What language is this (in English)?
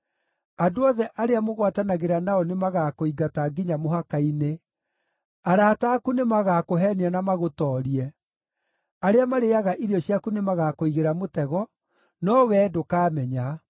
Kikuyu